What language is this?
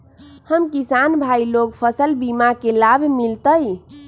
Magahi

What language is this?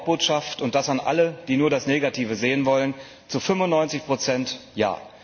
German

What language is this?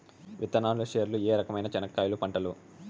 Telugu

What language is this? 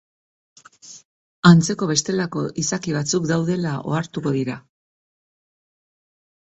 Basque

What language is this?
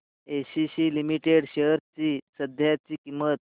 Marathi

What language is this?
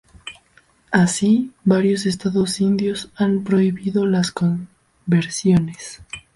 Spanish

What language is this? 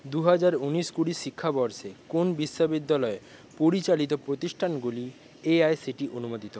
Bangla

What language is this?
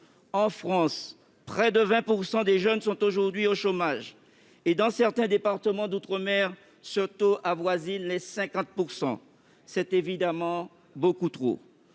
French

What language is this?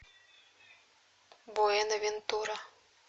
Russian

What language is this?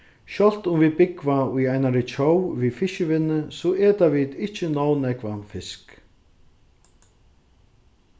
Faroese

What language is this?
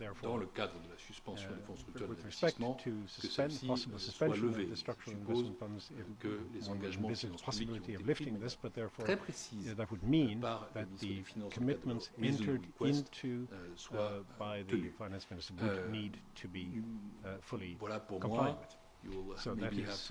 English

